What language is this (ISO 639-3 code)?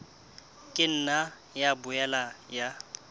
sot